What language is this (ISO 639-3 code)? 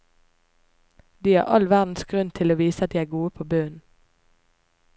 nor